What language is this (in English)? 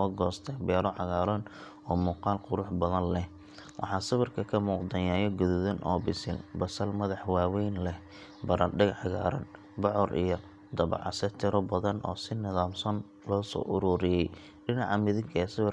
Somali